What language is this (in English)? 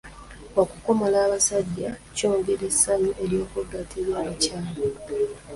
Ganda